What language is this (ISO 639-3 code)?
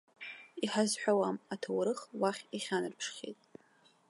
abk